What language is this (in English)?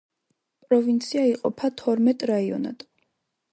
Georgian